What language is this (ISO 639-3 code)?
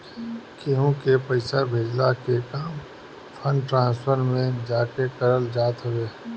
bho